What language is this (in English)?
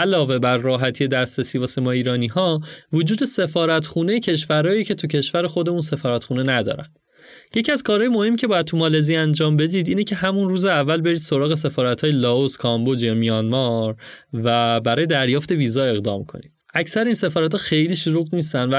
Persian